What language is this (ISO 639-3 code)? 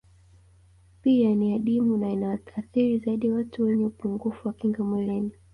swa